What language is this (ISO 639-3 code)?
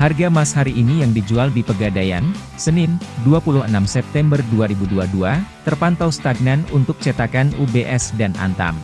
ind